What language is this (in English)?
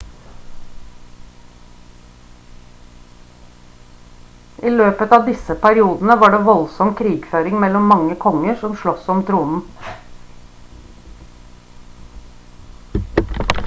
Norwegian Bokmål